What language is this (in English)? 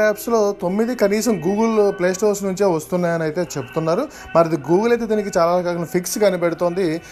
Telugu